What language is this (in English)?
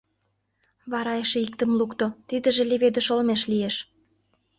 Mari